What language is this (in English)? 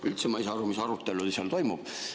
Estonian